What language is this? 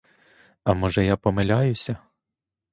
Ukrainian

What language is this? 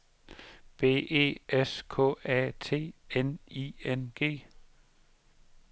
Danish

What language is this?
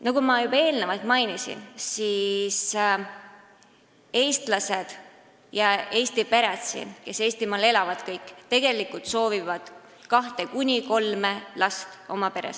Estonian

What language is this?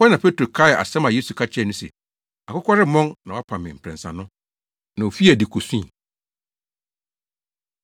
Akan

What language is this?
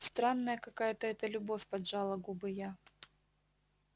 Russian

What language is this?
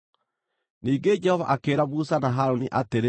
Kikuyu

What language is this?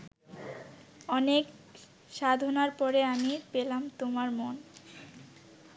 Bangla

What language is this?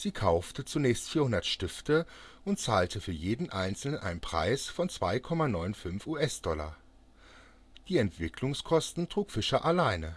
German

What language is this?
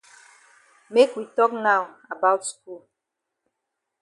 Cameroon Pidgin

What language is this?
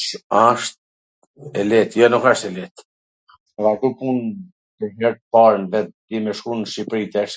Gheg Albanian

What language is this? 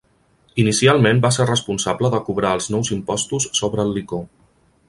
Catalan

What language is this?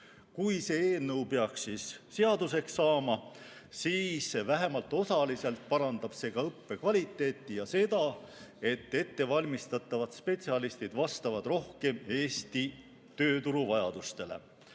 Estonian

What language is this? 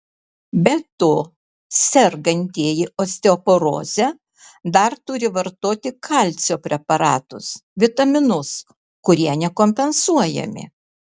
Lithuanian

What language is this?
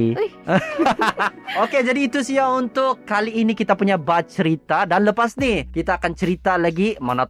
Malay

